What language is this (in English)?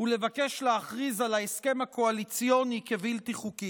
Hebrew